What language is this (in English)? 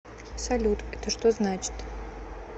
Russian